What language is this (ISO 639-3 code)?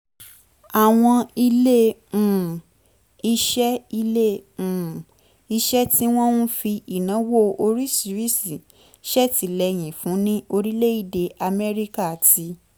yor